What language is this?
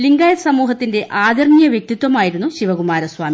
Malayalam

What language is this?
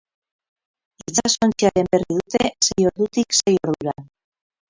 Basque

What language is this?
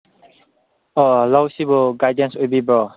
Manipuri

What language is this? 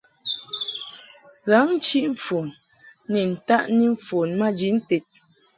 Mungaka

